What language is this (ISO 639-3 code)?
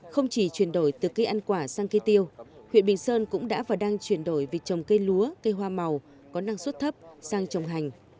vie